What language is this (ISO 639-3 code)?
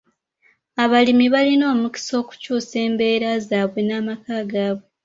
lug